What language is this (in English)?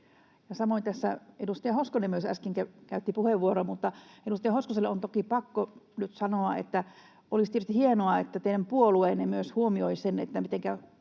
Finnish